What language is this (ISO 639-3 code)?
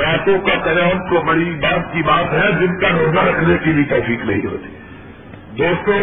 urd